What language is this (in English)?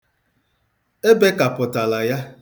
Igbo